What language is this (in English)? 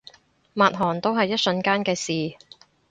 Cantonese